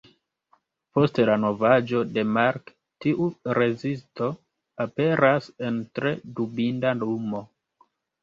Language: Esperanto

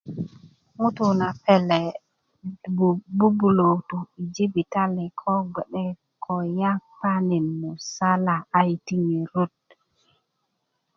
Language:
Kuku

